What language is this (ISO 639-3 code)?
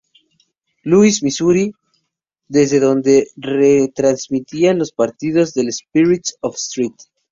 spa